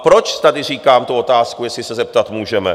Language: Czech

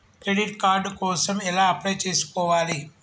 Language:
Telugu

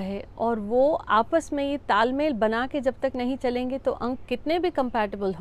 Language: Hindi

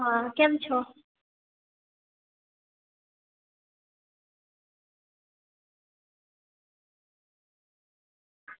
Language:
Gujarati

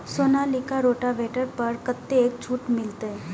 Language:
Maithili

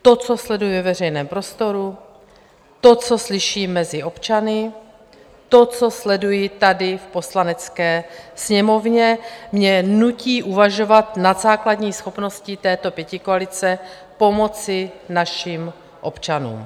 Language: Czech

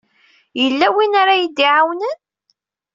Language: Kabyle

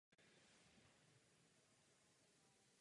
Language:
Czech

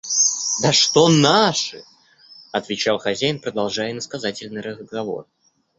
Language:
Russian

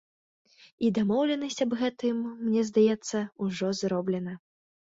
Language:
Belarusian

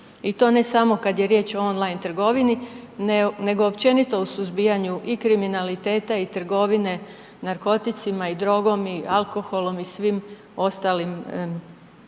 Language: Croatian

